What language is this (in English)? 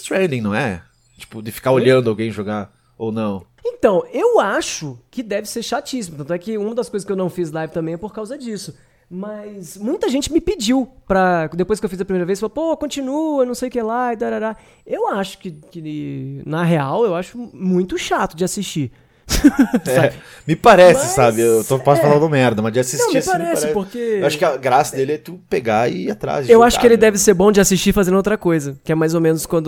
Portuguese